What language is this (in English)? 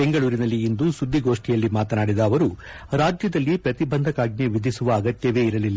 Kannada